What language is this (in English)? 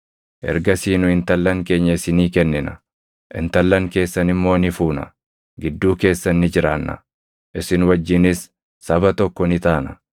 Oromo